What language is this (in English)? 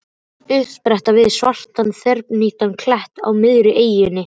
Icelandic